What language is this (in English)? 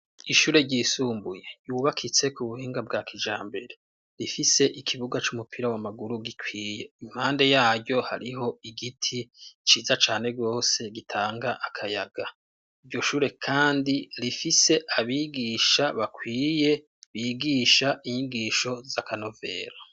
Rundi